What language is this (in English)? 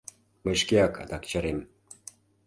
Mari